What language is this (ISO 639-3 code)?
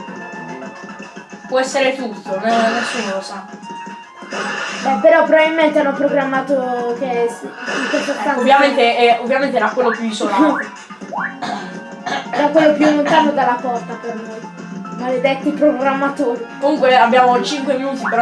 ita